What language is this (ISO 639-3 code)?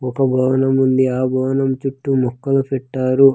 tel